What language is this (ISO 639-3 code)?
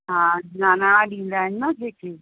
snd